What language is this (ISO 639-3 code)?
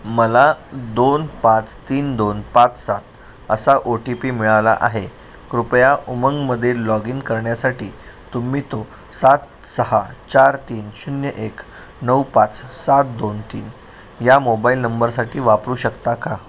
mar